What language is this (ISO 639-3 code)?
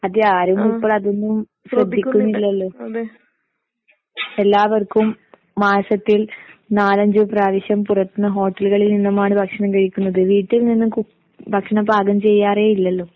mal